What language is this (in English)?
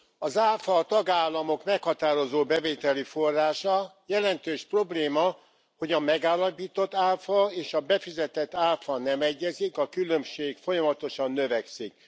Hungarian